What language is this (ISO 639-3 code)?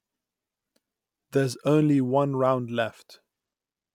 eng